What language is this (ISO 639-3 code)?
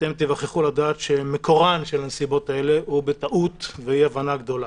heb